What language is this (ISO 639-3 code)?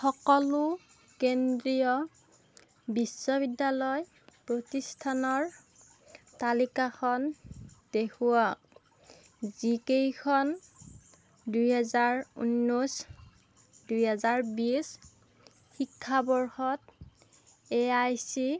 asm